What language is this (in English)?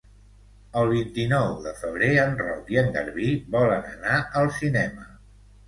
Catalan